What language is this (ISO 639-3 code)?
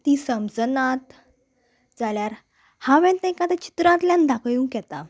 kok